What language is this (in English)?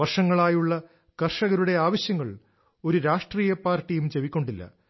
Malayalam